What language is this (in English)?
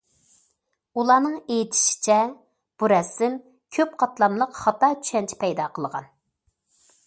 Uyghur